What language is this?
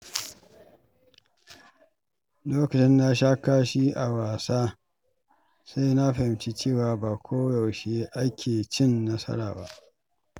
Hausa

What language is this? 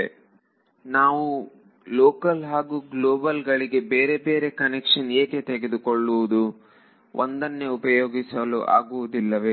Kannada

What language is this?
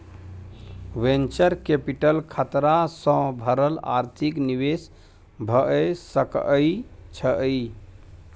Maithili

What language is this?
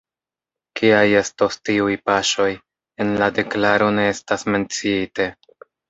Esperanto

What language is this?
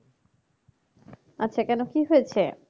Bangla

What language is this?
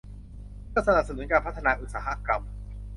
Thai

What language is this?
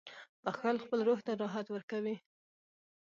Pashto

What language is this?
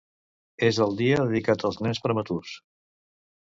Catalan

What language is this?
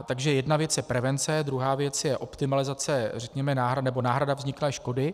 Czech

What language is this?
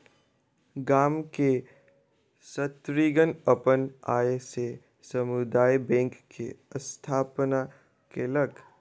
Maithili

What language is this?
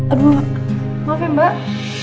Indonesian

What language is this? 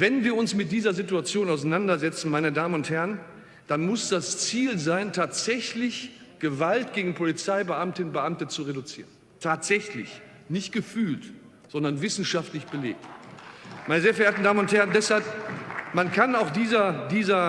German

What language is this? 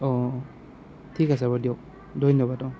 Assamese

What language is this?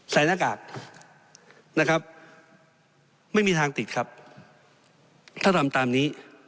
Thai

